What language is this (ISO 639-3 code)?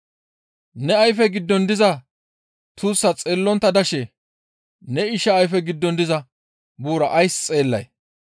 gmv